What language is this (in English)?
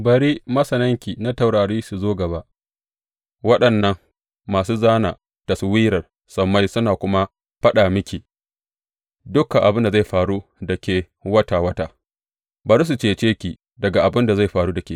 Hausa